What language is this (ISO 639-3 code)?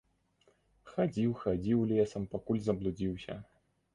bel